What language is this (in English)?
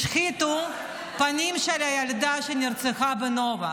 Hebrew